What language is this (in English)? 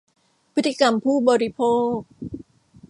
Thai